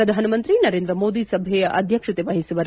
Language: Kannada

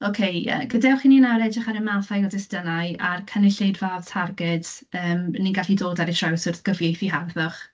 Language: Welsh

